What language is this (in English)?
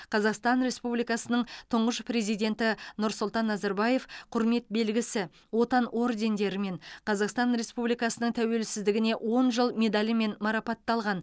Kazakh